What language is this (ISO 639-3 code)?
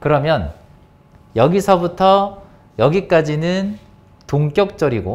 kor